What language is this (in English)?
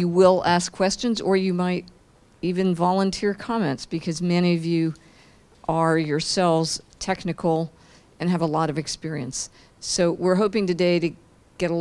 English